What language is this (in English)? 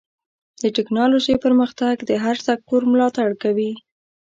Pashto